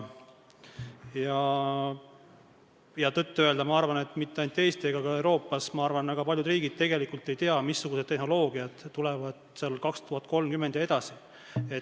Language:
Estonian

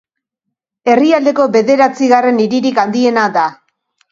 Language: Basque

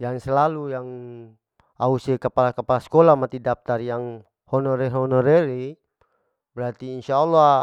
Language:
Larike-Wakasihu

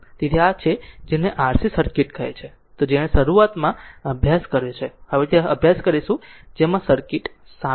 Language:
Gujarati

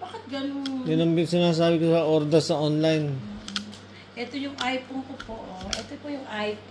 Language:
Filipino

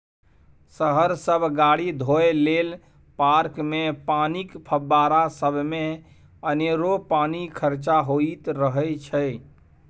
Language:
Maithili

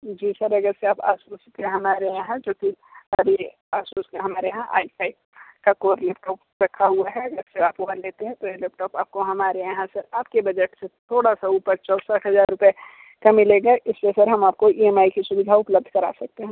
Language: Hindi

